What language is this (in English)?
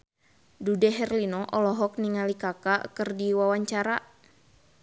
Sundanese